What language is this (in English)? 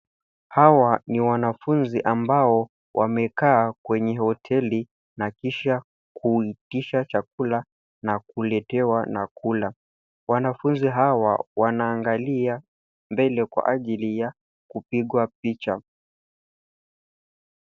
Swahili